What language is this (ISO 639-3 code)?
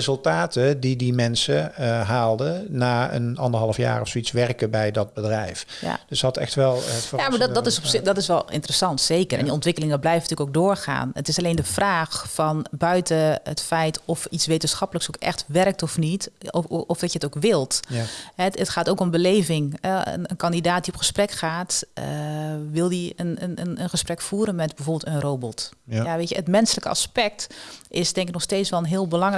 nld